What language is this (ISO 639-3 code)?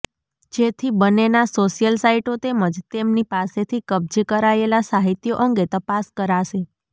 guj